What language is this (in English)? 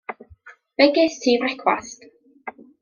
Welsh